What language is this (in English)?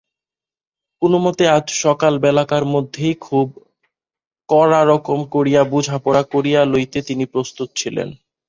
Bangla